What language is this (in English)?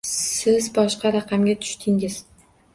Uzbek